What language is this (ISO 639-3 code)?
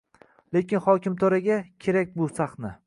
uzb